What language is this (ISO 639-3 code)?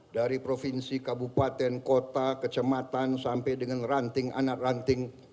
ind